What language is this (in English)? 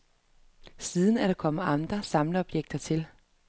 Danish